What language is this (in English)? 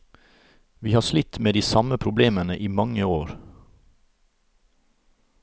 Norwegian